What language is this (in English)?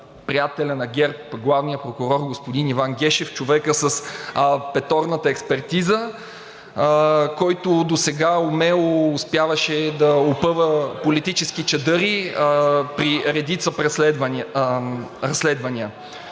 Bulgarian